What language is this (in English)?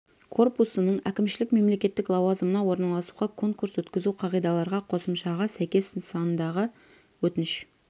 Kazakh